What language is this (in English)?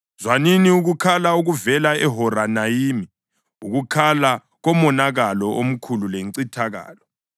North Ndebele